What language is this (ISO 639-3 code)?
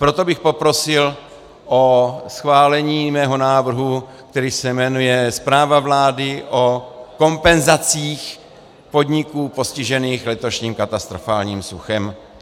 ces